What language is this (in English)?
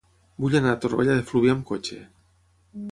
Catalan